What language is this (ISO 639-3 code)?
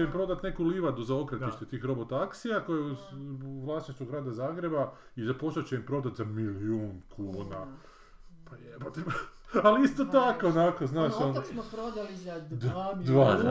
hrv